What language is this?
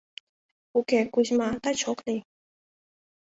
Mari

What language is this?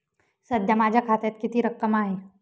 Marathi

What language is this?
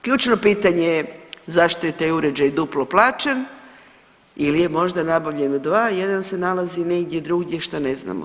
Croatian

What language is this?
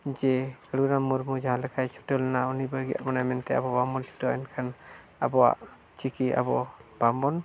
Santali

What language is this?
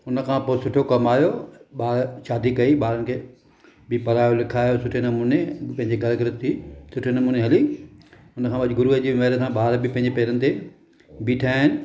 Sindhi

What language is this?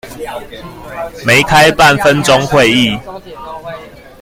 Chinese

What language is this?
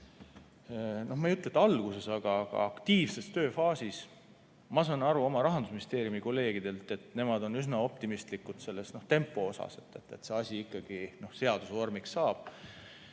Estonian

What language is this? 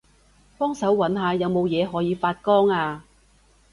Cantonese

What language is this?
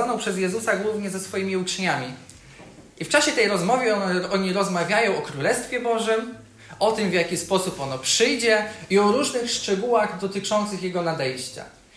Polish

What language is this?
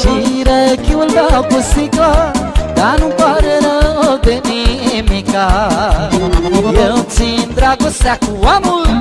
Romanian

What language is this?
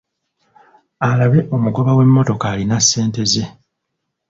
Ganda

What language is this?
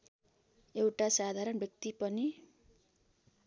Nepali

